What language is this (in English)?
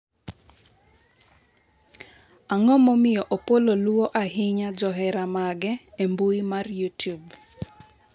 Luo (Kenya and Tanzania)